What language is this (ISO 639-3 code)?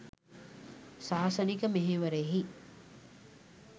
sin